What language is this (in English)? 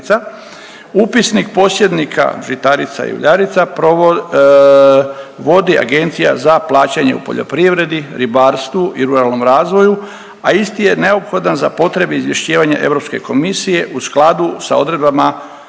Croatian